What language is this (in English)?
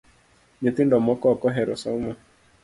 Luo (Kenya and Tanzania)